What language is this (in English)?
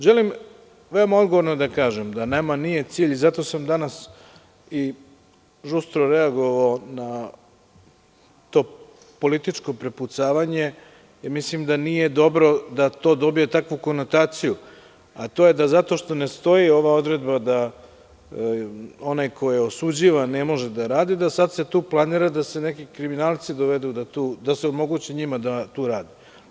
Serbian